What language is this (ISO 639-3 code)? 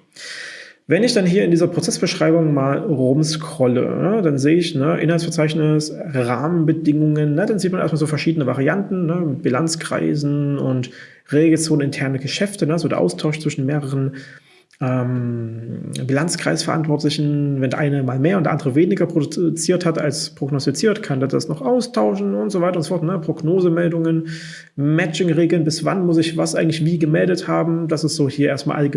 deu